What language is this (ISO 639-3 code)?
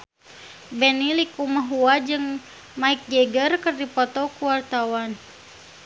sun